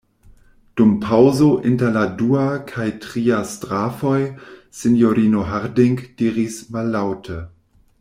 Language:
Esperanto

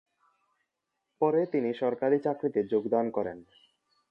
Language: Bangla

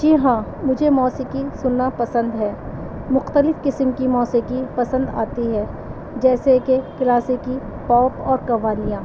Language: Urdu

